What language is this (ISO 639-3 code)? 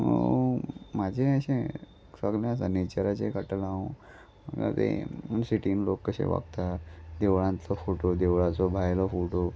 kok